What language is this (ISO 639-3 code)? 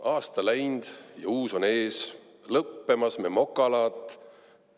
est